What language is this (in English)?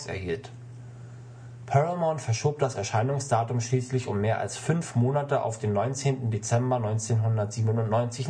German